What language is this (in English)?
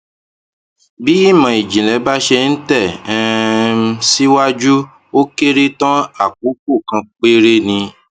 Yoruba